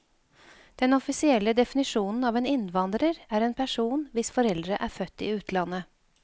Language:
Norwegian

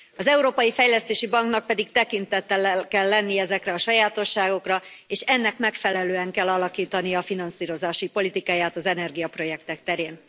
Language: Hungarian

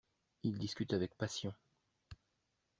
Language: French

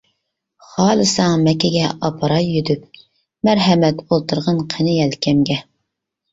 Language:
Uyghur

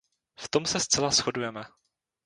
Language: Czech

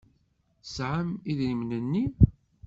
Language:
Kabyle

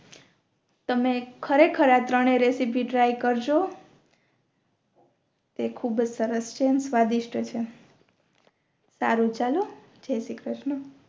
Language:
Gujarati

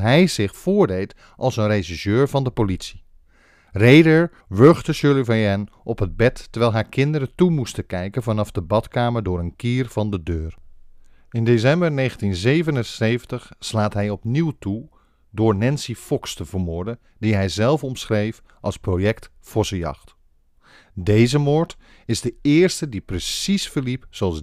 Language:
Dutch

